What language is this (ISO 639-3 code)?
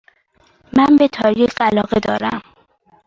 fas